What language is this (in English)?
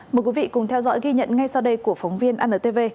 Vietnamese